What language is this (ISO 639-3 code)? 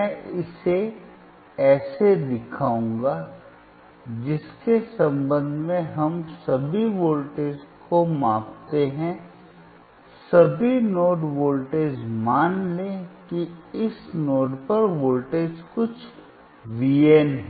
hin